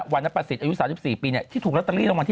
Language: Thai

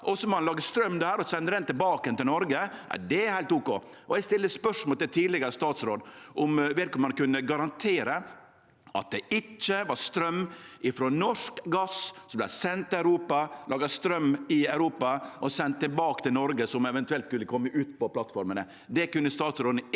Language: Norwegian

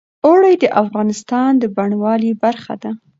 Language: Pashto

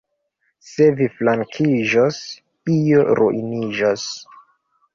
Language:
Esperanto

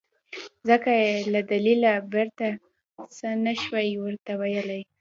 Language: Pashto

